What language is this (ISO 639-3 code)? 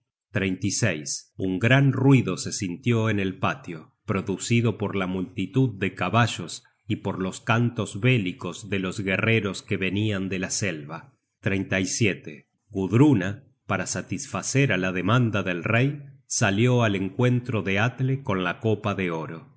spa